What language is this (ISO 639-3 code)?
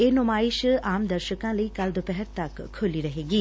pan